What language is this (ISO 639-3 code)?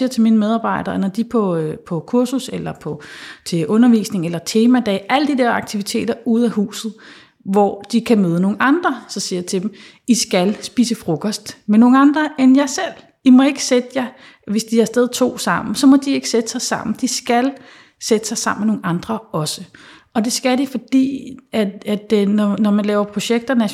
dan